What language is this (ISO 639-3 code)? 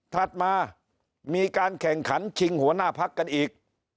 tha